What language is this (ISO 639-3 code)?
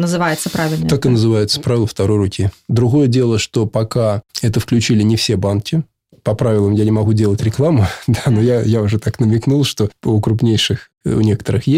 rus